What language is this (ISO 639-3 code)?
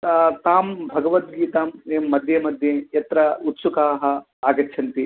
san